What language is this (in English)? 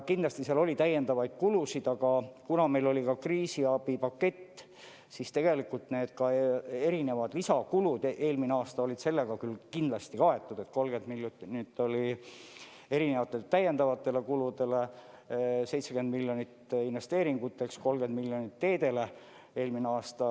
Estonian